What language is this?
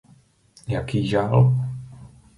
Czech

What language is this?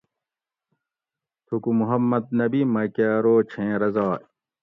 Gawri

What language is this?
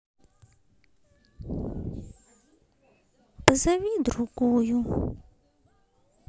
Russian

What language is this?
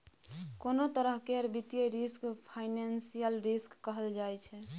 Maithili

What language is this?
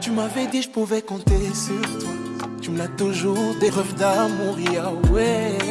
French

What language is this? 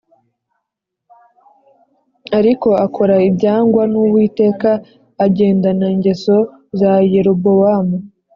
Kinyarwanda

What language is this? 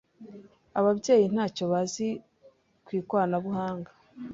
Kinyarwanda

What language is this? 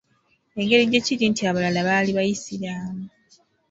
Ganda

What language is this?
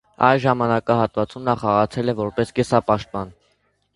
Armenian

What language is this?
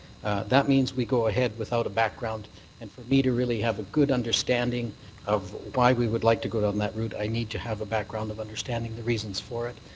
English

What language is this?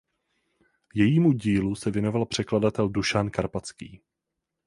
Czech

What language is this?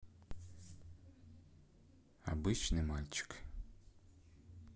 Russian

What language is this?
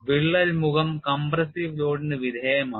Malayalam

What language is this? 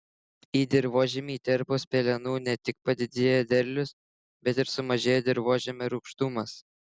Lithuanian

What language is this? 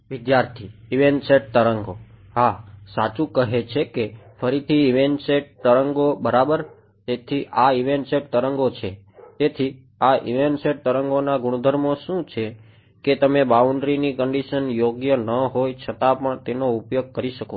Gujarati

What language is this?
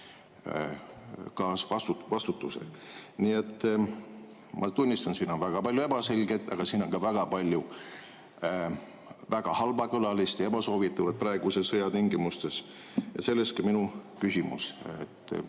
Estonian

